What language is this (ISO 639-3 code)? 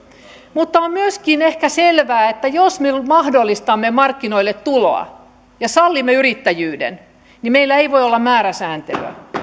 fin